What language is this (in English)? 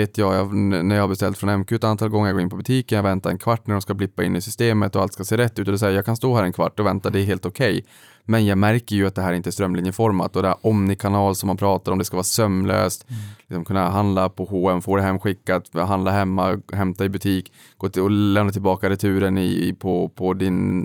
Swedish